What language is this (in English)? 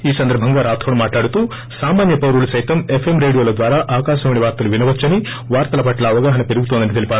Telugu